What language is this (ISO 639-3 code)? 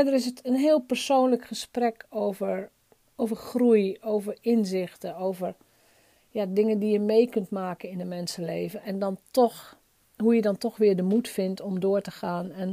nld